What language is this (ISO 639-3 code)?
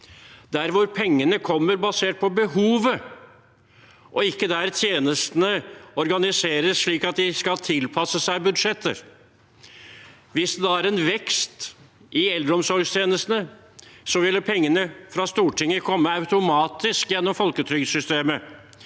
nor